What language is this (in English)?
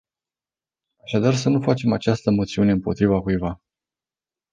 Romanian